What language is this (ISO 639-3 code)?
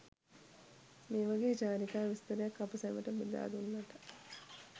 sin